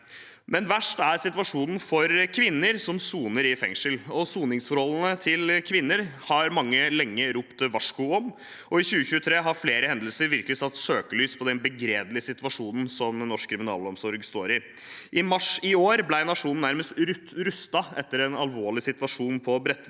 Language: Norwegian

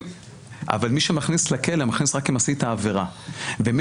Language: Hebrew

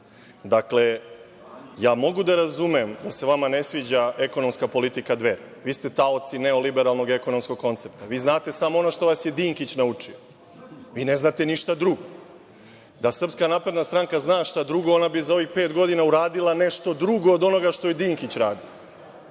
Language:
Serbian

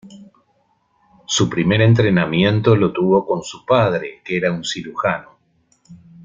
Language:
Spanish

